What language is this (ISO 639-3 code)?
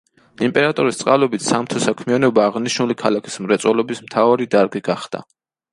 kat